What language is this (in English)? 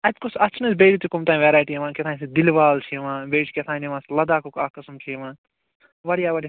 Kashmiri